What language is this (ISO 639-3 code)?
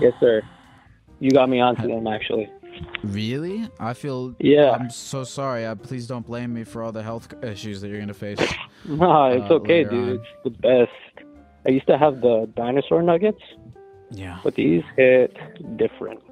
eng